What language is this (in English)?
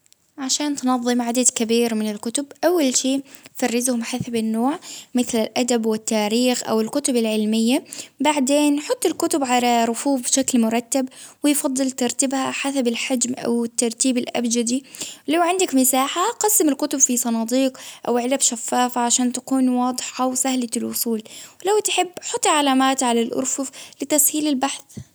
Baharna Arabic